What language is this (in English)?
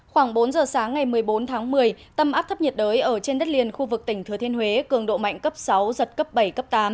Vietnamese